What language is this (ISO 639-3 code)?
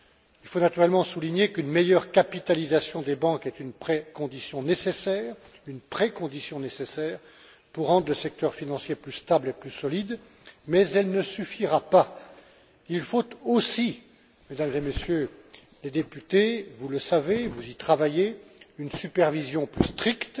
fra